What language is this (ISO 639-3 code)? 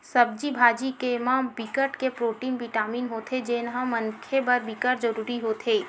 hne